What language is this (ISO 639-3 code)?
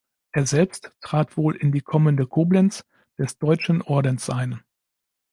deu